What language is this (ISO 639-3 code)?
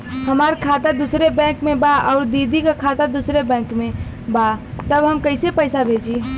bho